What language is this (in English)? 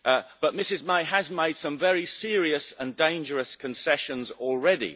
English